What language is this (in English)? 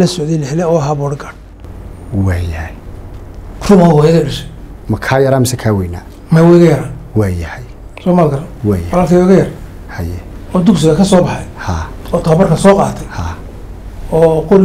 Arabic